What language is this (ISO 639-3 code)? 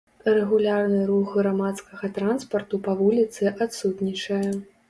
bel